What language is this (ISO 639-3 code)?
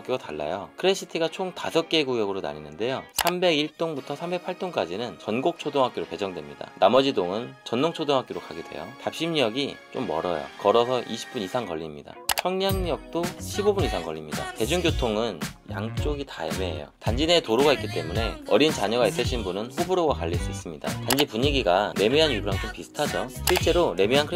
kor